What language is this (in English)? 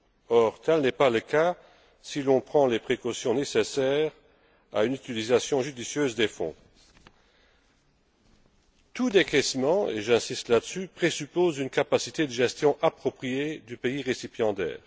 French